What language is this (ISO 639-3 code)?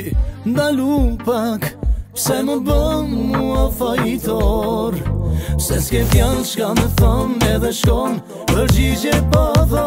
ron